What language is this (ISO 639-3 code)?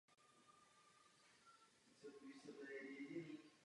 ces